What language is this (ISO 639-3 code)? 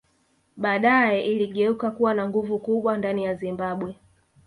swa